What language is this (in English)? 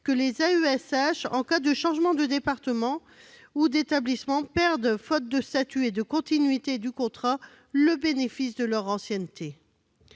French